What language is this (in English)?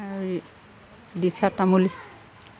Assamese